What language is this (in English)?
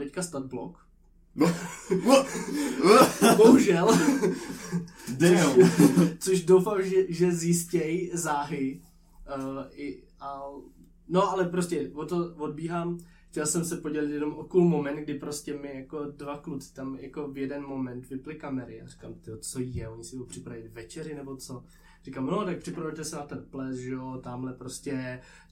Czech